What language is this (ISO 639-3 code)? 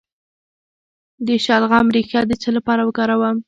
pus